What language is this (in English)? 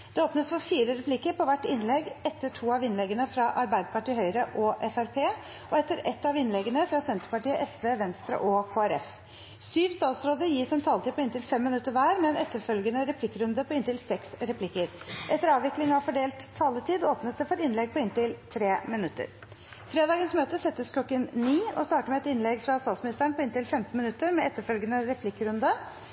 Norwegian Bokmål